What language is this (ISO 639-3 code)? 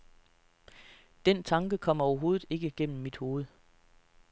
dan